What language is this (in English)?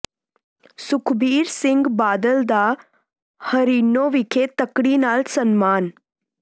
Punjabi